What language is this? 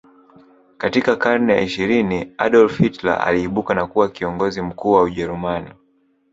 Swahili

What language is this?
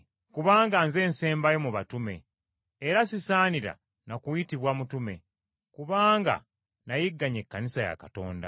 Ganda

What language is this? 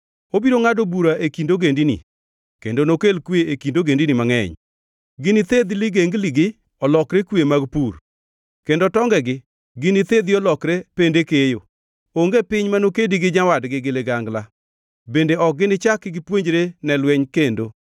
Luo (Kenya and Tanzania)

